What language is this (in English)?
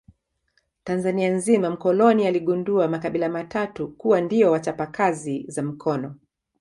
Swahili